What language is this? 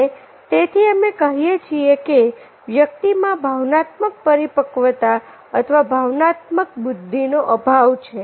Gujarati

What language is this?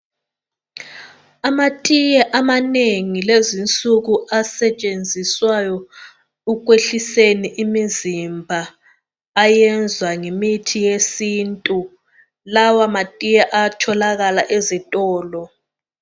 North Ndebele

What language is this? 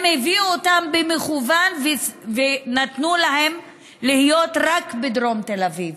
Hebrew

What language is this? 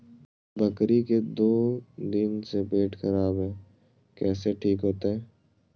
Magahi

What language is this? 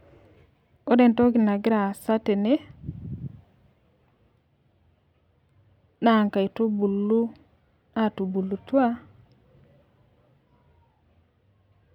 Masai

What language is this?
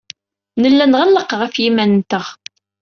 Kabyle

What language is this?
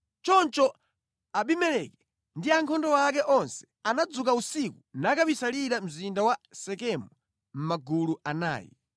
Nyanja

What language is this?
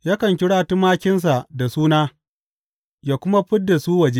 Hausa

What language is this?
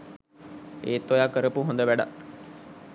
Sinhala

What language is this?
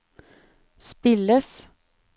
Norwegian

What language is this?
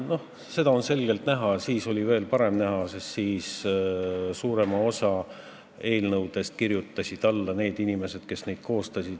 Estonian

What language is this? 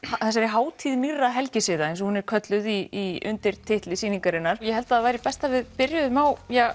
Icelandic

